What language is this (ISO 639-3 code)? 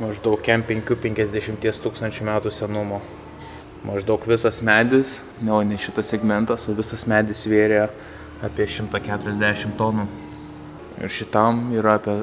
lit